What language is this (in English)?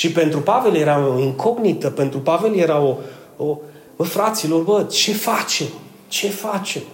Romanian